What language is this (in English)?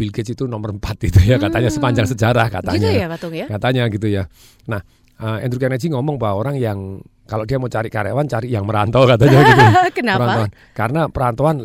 Indonesian